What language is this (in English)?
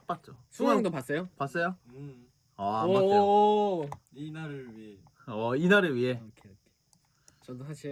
Korean